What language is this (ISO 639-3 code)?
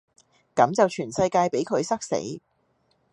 yue